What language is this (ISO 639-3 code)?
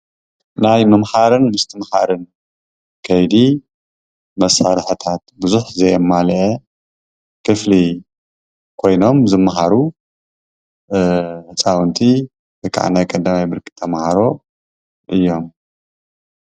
tir